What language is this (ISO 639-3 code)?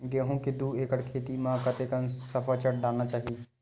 hne